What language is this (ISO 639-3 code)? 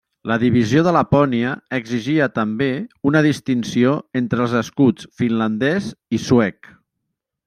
cat